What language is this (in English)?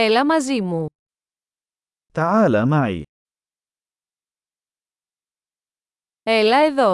Greek